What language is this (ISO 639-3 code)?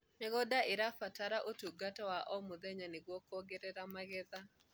kik